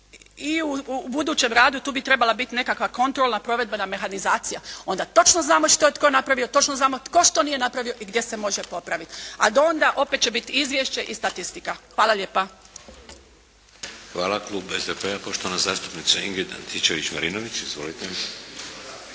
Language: Croatian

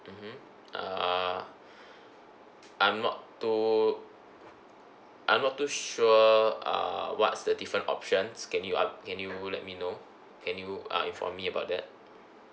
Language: English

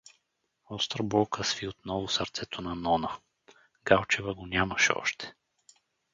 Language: Bulgarian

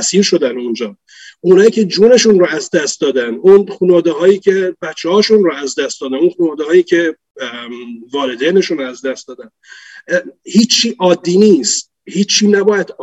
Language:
Persian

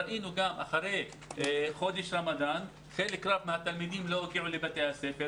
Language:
Hebrew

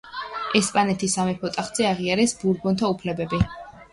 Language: Georgian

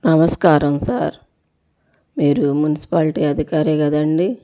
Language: Telugu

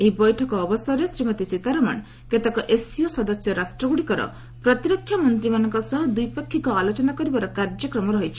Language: Odia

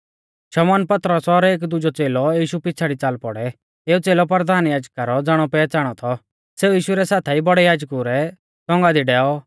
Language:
Mahasu Pahari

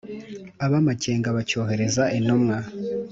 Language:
Kinyarwanda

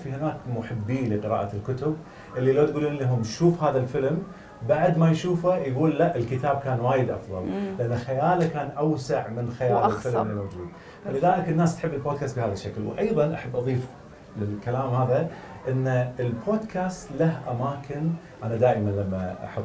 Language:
Arabic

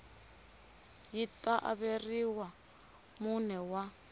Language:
Tsonga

